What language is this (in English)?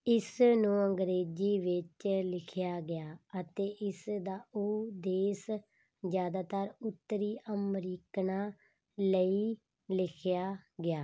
Punjabi